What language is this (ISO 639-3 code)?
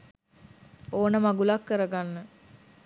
sin